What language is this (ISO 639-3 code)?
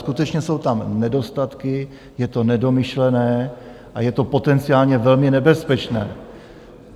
ces